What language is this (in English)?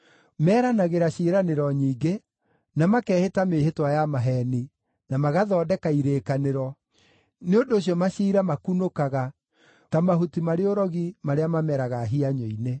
Kikuyu